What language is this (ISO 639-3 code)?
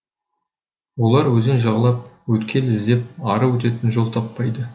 kaz